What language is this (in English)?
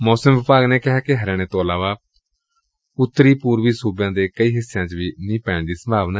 Punjabi